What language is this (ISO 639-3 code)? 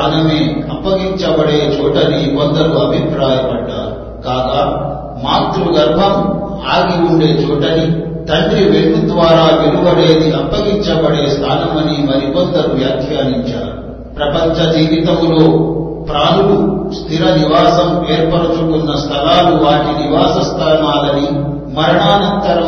tel